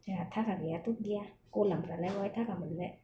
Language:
Bodo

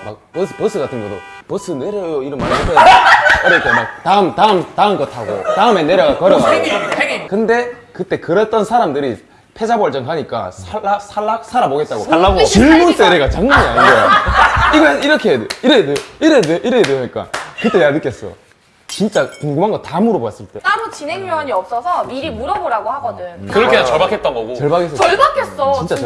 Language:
Korean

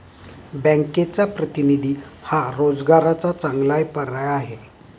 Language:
Marathi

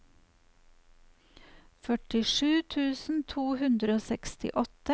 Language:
Norwegian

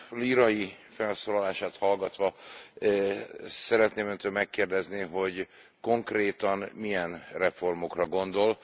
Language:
Hungarian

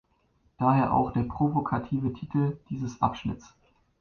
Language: German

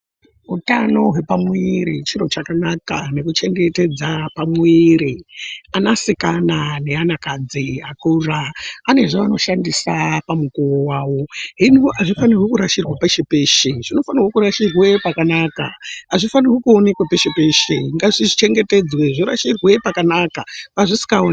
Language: Ndau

